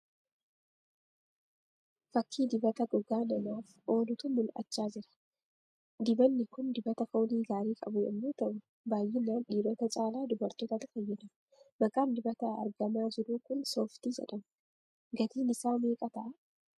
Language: Oromo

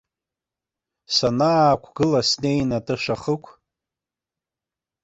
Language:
Abkhazian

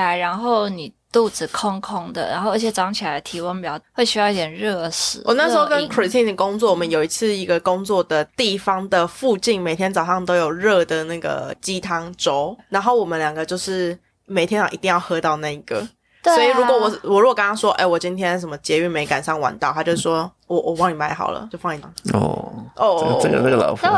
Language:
Chinese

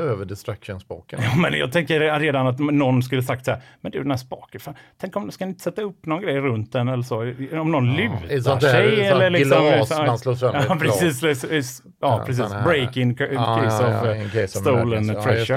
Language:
Swedish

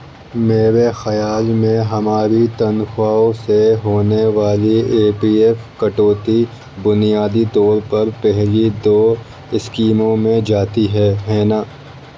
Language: Urdu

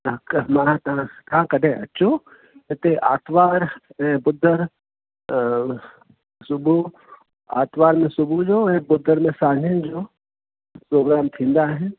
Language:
Sindhi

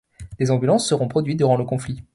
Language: French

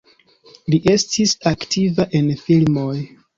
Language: Esperanto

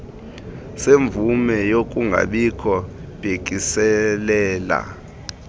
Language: Xhosa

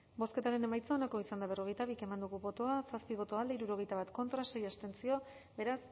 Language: Basque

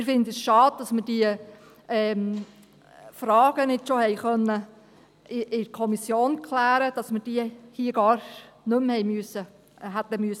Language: Swiss German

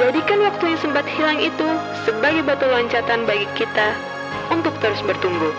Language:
Indonesian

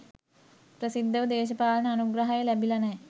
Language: Sinhala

